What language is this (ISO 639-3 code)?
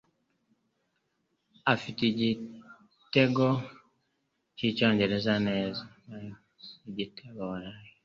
kin